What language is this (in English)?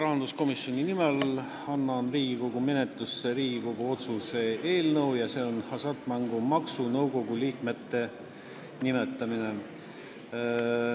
Estonian